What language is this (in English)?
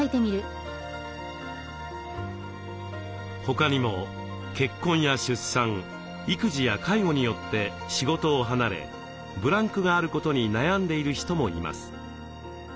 Japanese